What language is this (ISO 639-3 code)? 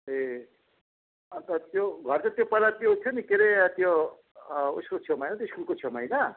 nep